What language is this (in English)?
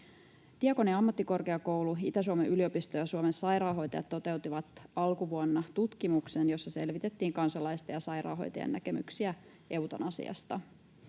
Finnish